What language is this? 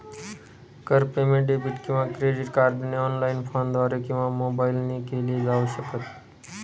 Marathi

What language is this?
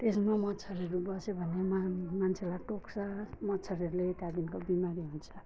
Nepali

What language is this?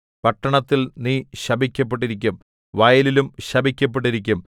Malayalam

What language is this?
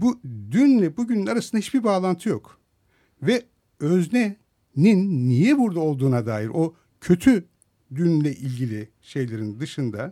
Turkish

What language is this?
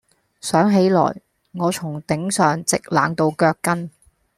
Cantonese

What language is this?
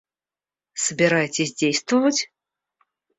Russian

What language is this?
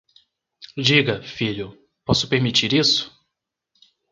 Portuguese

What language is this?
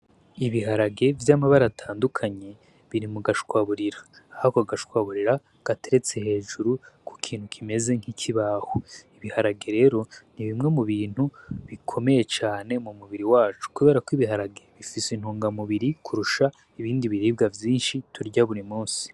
Rundi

